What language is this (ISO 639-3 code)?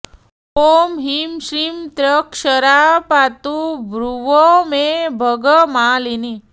san